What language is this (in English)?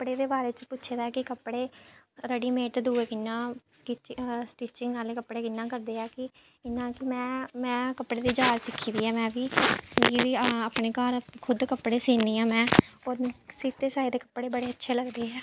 Dogri